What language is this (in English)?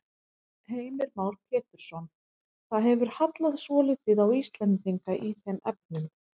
Icelandic